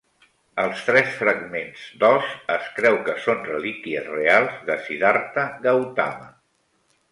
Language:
Catalan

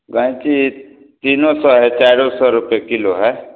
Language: Maithili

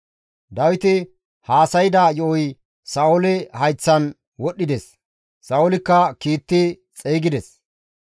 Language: Gamo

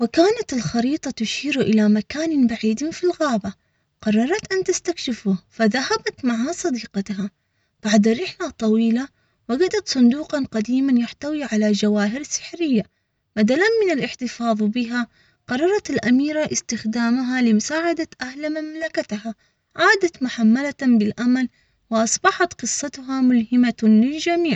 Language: Omani Arabic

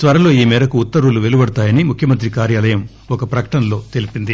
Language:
Telugu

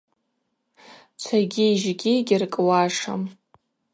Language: Abaza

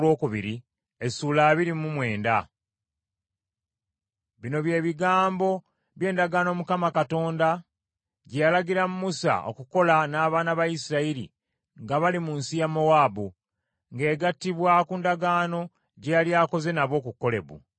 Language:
Ganda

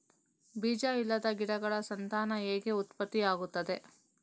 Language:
Kannada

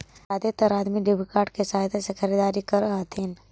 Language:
Magahi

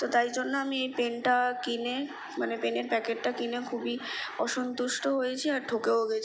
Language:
Bangla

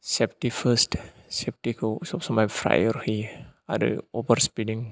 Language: Bodo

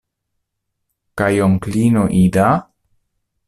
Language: Esperanto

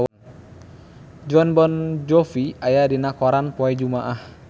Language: Sundanese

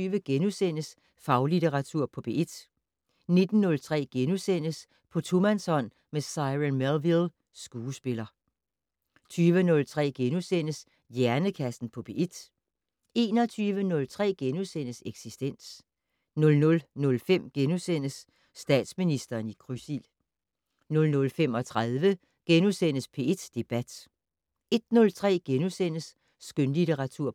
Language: Danish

